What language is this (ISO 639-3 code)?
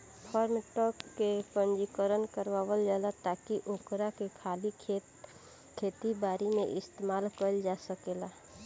bho